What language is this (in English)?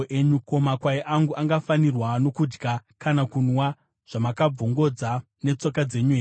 Shona